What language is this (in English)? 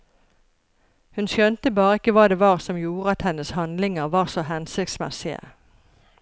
Norwegian